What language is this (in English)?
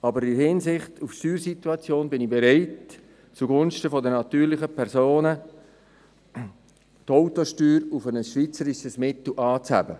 Swiss German